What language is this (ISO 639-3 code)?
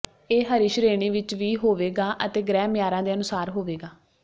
pan